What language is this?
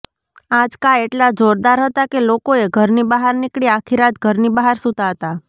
Gujarati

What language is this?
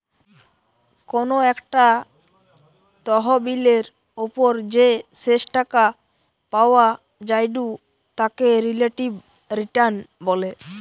Bangla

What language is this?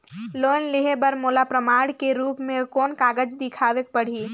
Chhattisgarhi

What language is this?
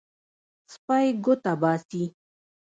Pashto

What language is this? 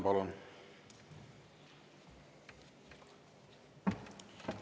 Estonian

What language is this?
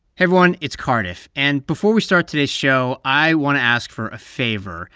English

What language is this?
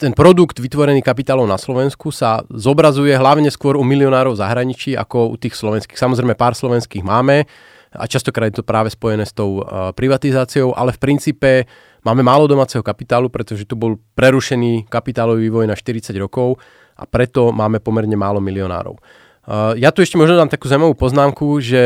Slovak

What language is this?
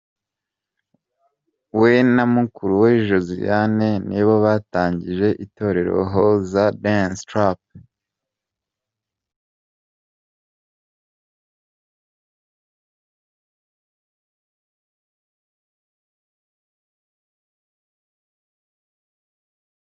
Kinyarwanda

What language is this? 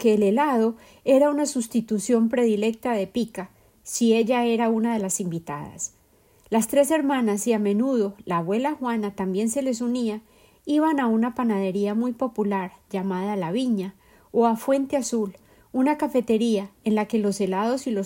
Spanish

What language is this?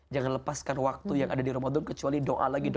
Indonesian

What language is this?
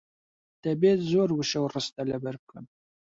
Central Kurdish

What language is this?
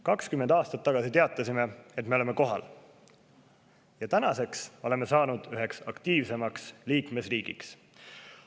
Estonian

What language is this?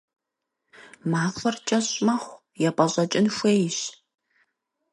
Kabardian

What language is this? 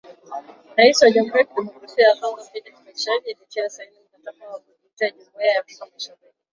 Swahili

